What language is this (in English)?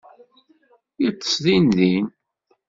Kabyle